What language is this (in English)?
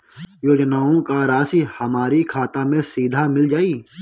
Bhojpuri